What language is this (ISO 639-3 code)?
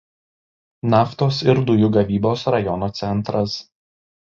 lit